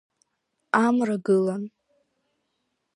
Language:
Abkhazian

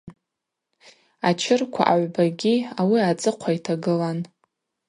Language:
Abaza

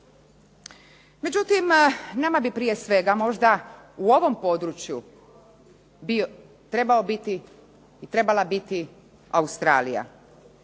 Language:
Croatian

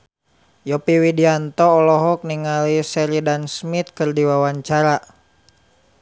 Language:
Sundanese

